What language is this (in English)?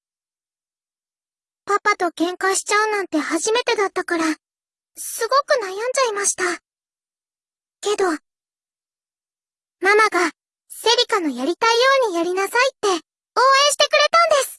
Japanese